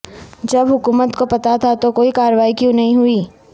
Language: Urdu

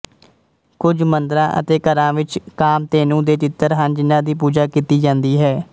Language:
Punjabi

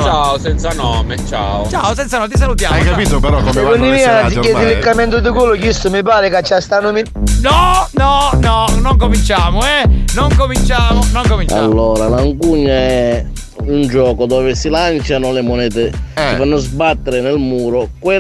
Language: Italian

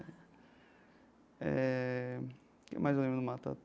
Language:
Portuguese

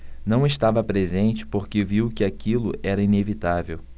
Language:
Portuguese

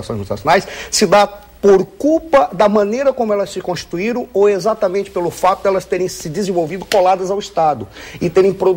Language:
Portuguese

